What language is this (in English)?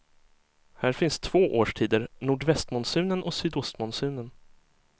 Swedish